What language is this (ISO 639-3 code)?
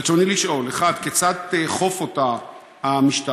heb